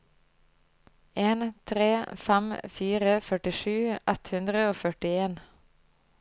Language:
Norwegian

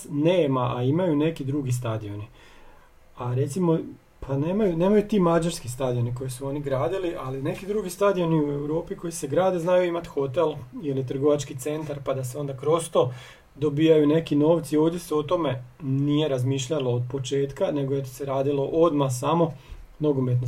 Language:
Croatian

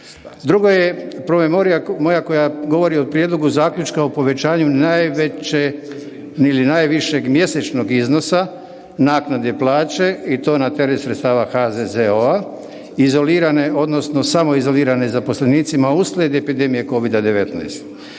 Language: Croatian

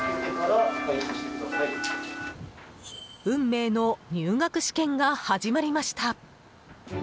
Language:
Japanese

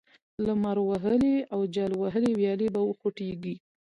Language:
Pashto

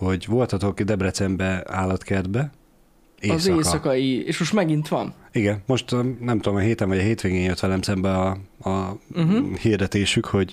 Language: Hungarian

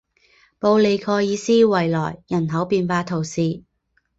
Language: Chinese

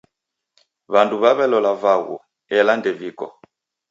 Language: Taita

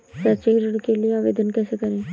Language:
Hindi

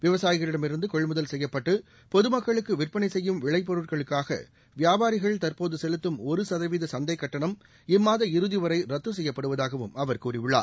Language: Tamil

